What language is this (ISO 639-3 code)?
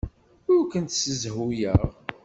kab